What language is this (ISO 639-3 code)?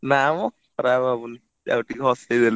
ori